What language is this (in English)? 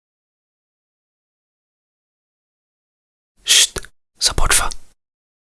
Bulgarian